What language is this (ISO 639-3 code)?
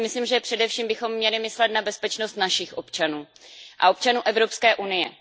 ces